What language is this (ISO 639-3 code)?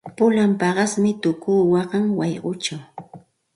qxt